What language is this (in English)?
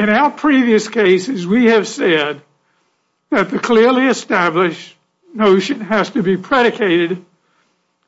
English